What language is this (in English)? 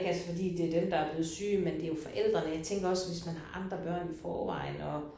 Danish